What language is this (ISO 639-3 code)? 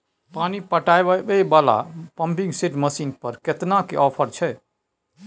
mai